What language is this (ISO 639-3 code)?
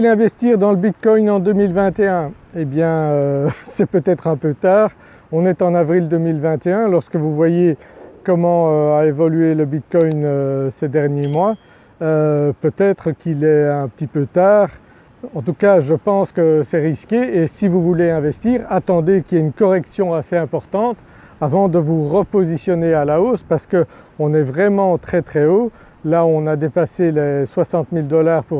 fra